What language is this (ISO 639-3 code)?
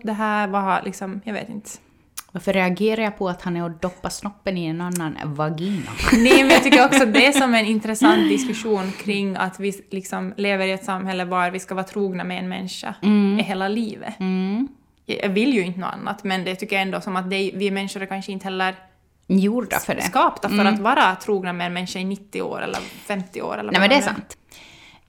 swe